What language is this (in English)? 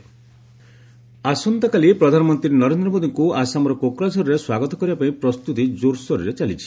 Odia